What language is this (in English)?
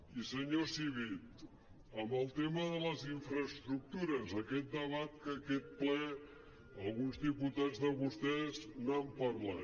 Catalan